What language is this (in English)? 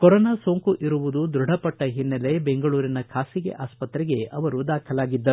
Kannada